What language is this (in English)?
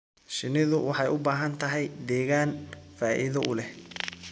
Somali